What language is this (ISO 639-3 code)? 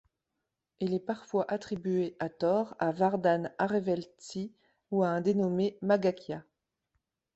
fra